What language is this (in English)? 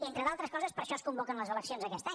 Catalan